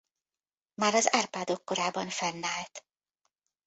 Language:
Hungarian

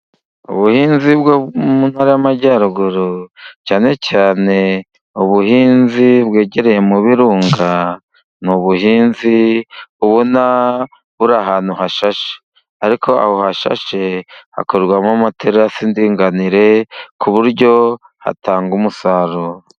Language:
Kinyarwanda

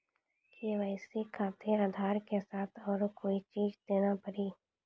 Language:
Maithili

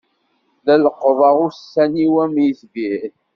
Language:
Kabyle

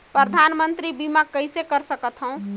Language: Chhattisgarhi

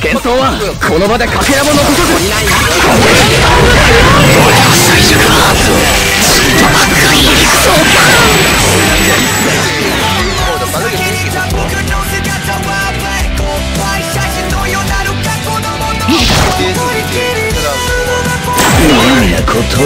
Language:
Japanese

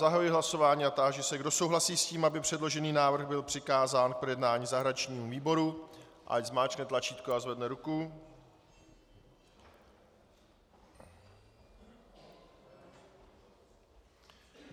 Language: Czech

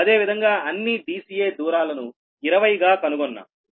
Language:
Telugu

